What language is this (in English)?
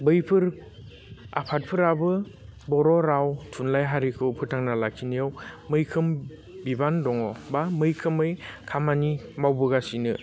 Bodo